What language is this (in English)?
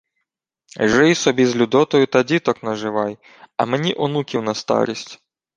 Ukrainian